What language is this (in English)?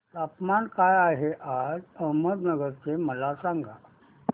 Marathi